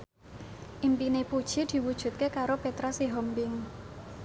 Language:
Javanese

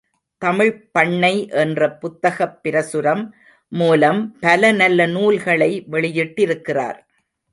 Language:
Tamil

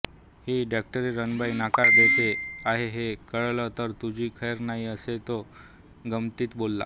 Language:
Marathi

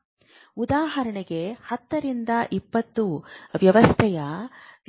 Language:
Kannada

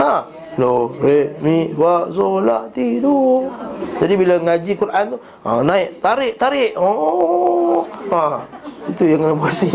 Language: Malay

